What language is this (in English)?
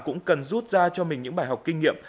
Vietnamese